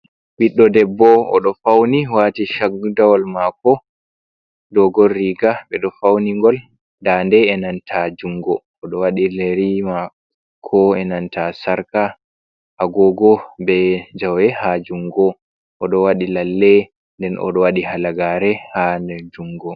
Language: Fula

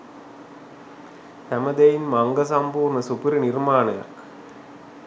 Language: Sinhala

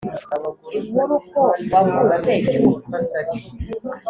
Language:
Kinyarwanda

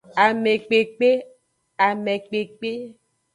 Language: Aja (Benin)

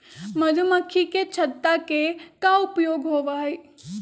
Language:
Magahi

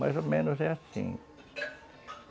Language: Portuguese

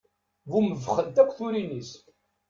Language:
Kabyle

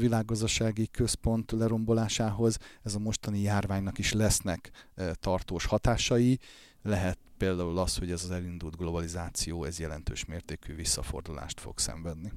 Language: Hungarian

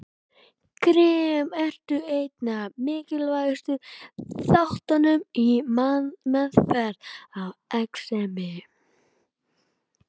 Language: Icelandic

